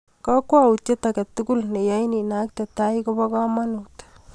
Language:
Kalenjin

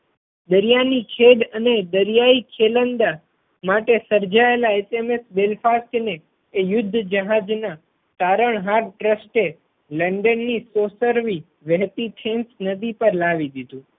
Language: Gujarati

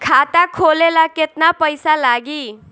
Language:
Bhojpuri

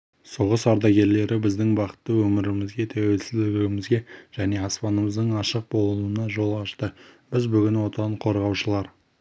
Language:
Kazakh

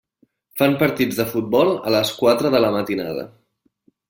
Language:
Catalan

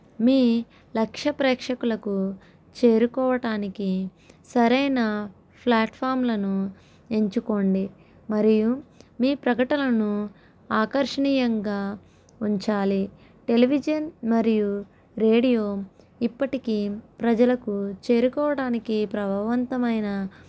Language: Telugu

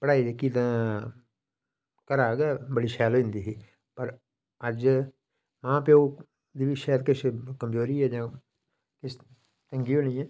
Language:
Dogri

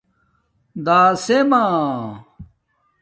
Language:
Domaaki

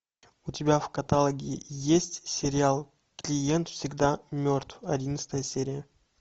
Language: Russian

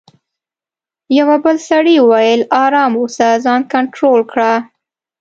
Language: Pashto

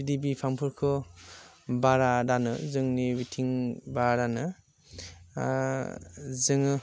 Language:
Bodo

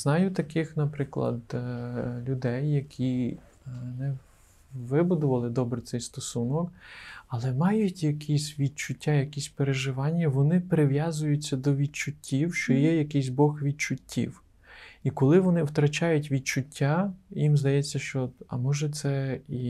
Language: Ukrainian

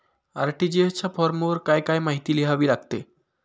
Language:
Marathi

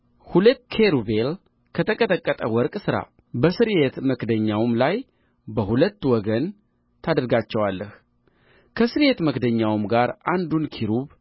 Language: Amharic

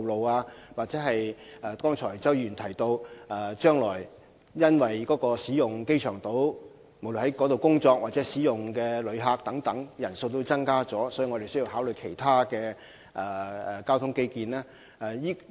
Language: Cantonese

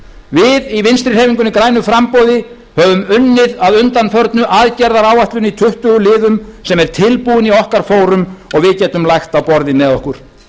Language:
Icelandic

